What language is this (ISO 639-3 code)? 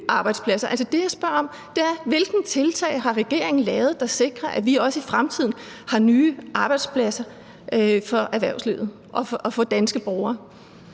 dan